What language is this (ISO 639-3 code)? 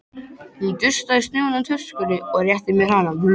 isl